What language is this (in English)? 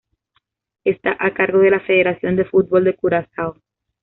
Spanish